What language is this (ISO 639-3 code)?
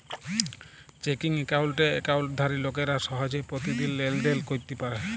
ben